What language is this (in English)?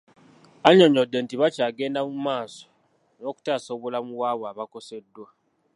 Ganda